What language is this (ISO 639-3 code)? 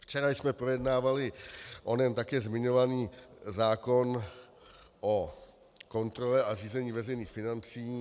ces